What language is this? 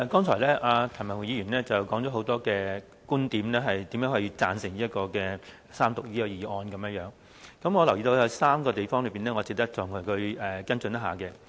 Cantonese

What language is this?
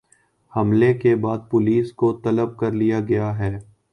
Urdu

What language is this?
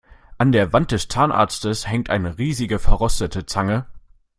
German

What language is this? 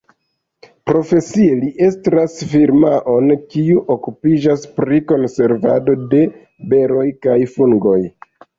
Esperanto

